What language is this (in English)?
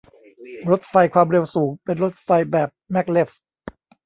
Thai